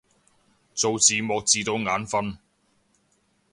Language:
Cantonese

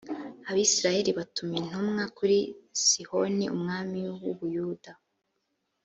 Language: Kinyarwanda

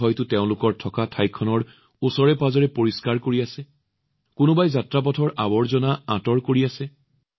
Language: Assamese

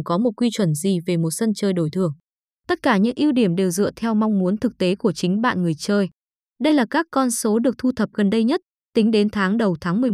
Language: Vietnamese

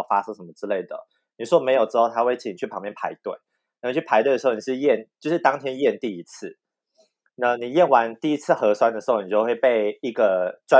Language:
Chinese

